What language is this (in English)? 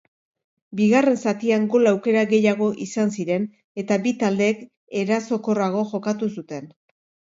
Basque